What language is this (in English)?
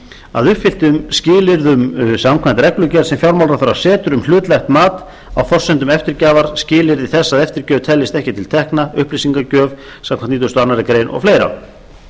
Icelandic